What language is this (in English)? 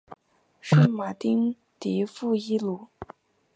Chinese